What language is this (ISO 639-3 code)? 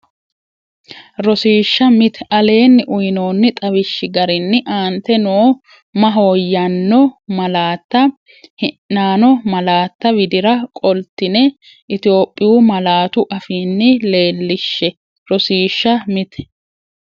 sid